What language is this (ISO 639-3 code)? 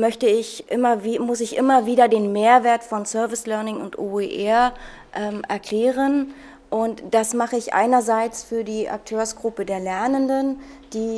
deu